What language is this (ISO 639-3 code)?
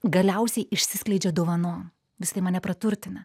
lit